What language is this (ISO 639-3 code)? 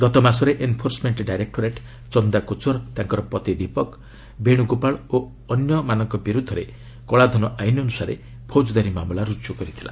ori